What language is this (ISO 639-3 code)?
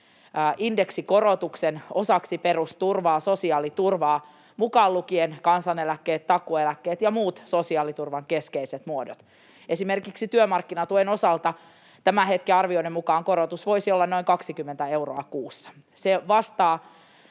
fin